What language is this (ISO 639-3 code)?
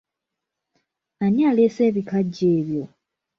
lug